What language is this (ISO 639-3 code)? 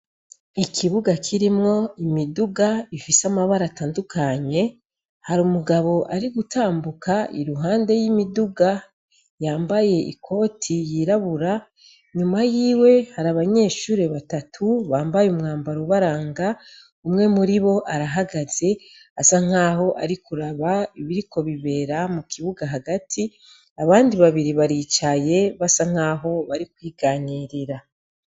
run